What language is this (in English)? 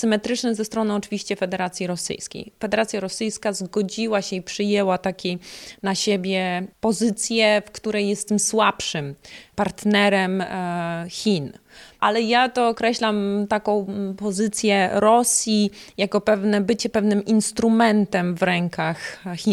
Polish